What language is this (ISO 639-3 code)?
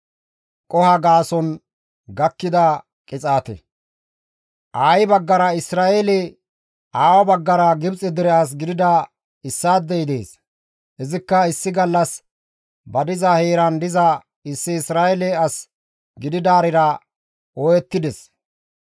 gmv